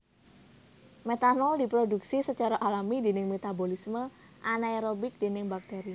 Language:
Javanese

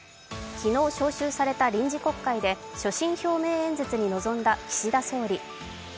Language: Japanese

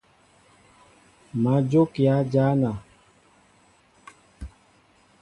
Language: Mbo (Cameroon)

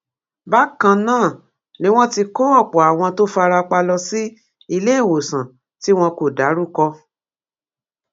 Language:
Yoruba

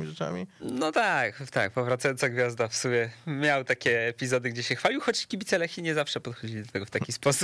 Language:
Polish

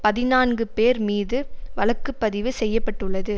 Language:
Tamil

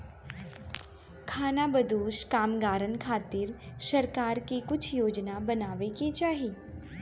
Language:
Bhojpuri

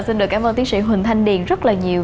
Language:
Vietnamese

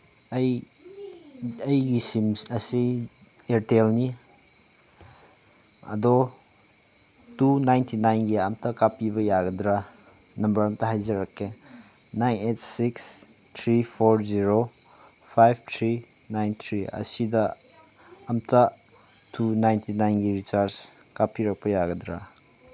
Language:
Manipuri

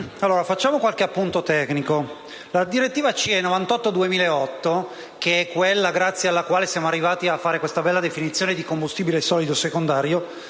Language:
Italian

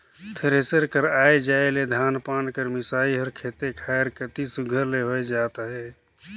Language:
Chhattisgarhi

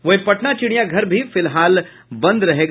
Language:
Hindi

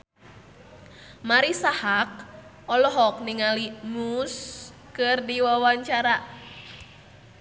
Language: Sundanese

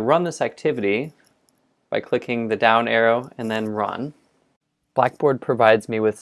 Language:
English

